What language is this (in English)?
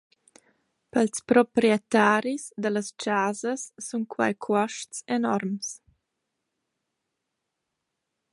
Romansh